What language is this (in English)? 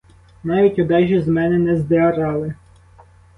Ukrainian